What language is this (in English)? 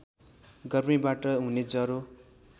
Nepali